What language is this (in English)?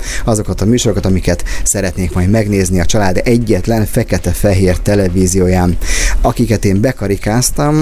Hungarian